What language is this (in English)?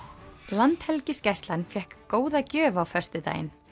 Icelandic